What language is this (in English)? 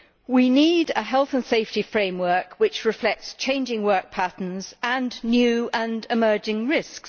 English